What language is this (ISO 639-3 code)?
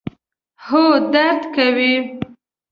pus